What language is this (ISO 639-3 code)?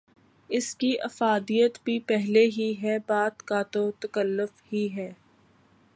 urd